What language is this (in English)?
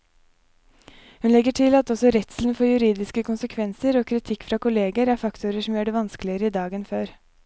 Norwegian